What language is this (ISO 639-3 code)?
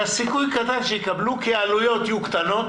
heb